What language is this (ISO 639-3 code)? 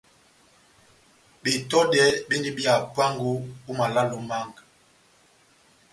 bnm